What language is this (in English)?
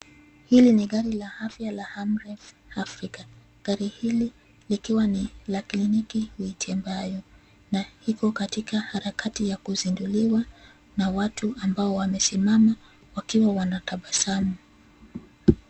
Swahili